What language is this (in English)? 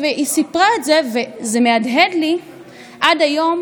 Hebrew